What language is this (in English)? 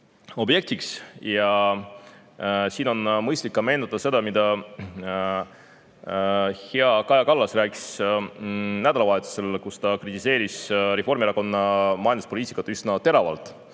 Estonian